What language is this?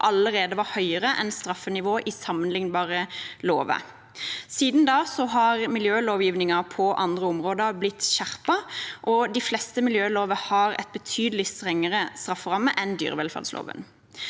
Norwegian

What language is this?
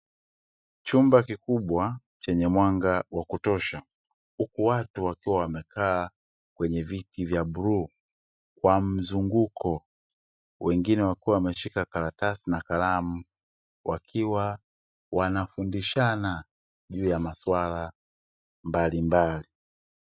Swahili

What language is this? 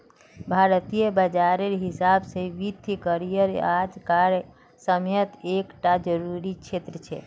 Magahi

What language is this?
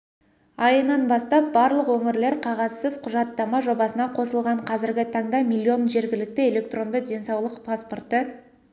Kazakh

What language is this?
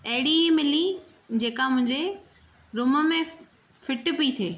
Sindhi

